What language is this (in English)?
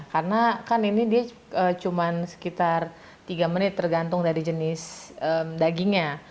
Indonesian